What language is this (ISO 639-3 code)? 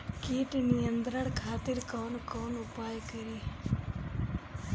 bho